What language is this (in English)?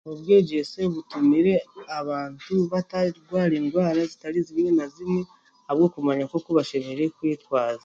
Chiga